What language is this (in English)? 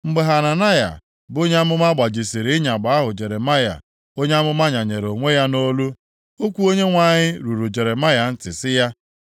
Igbo